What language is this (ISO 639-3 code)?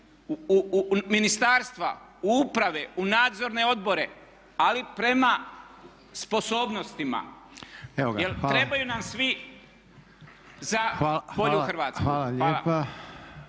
hrv